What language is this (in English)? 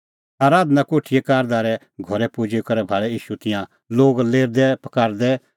Kullu Pahari